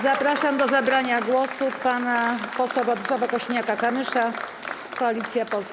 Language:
Polish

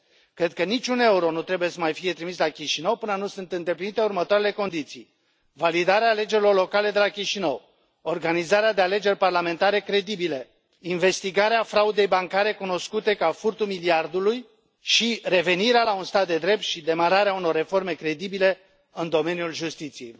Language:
Romanian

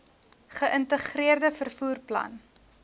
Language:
Afrikaans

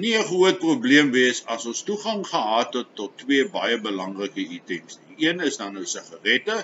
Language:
Dutch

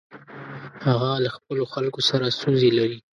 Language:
Pashto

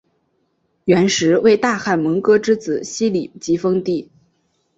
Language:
Chinese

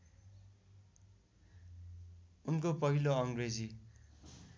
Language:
Nepali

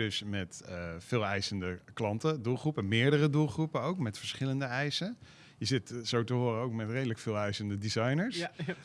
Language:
Dutch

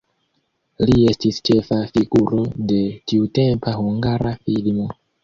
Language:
Esperanto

